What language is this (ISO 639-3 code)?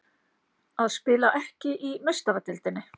isl